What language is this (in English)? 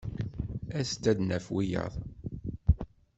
Kabyle